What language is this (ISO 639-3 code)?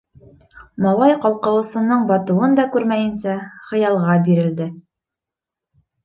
bak